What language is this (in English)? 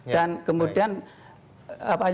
Indonesian